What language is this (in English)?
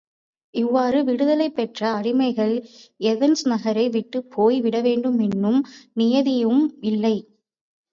Tamil